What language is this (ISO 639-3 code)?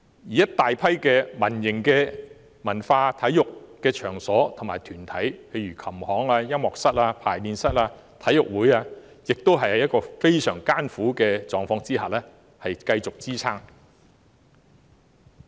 yue